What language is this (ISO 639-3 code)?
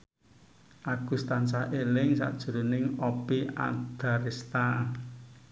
jav